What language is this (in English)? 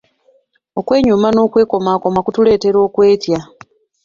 Ganda